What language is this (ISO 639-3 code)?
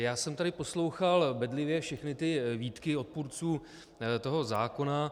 ces